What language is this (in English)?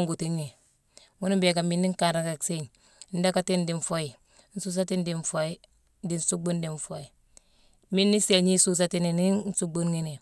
Mansoanka